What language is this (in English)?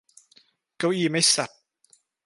Thai